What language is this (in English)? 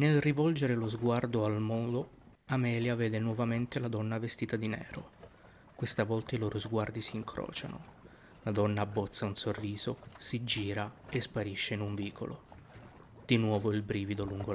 Italian